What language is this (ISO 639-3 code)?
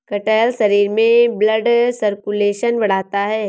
hin